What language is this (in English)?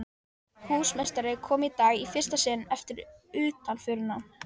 Icelandic